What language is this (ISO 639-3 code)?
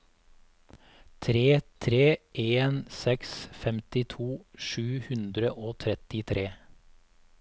nor